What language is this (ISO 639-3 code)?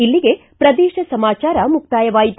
kan